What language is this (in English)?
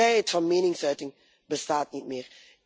Dutch